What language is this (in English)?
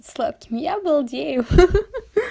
Russian